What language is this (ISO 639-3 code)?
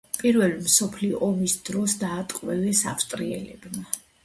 kat